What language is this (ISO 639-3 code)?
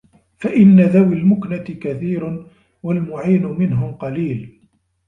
ara